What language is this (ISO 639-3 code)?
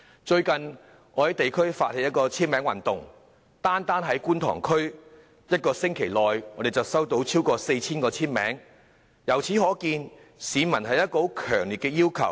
yue